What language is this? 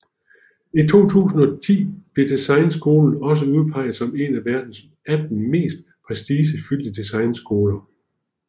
Danish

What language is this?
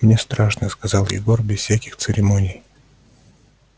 Russian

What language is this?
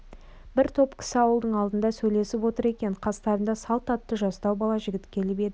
Kazakh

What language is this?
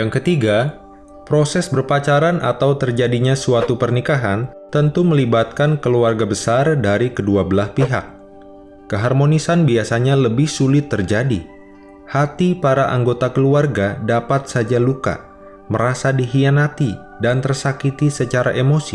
Indonesian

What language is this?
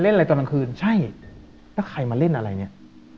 Thai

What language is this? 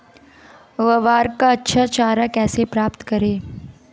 Hindi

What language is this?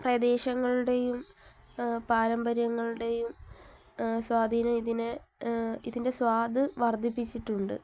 Malayalam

